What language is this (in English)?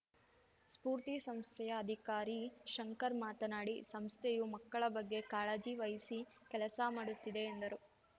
Kannada